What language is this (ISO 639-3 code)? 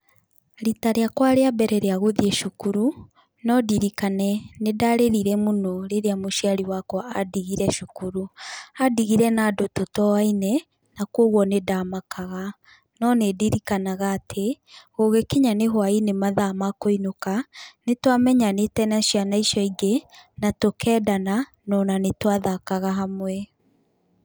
kik